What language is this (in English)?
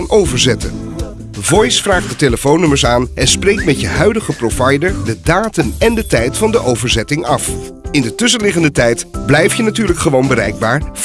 Dutch